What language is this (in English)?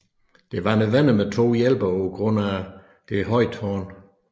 Danish